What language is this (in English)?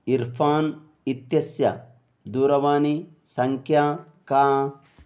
Sanskrit